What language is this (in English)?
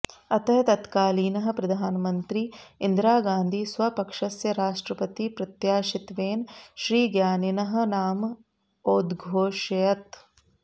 Sanskrit